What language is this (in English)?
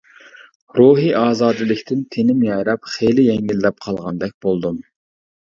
Uyghur